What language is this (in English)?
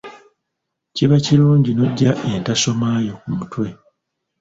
Ganda